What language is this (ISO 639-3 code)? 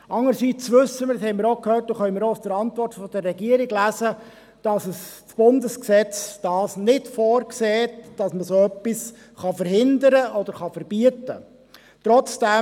gsw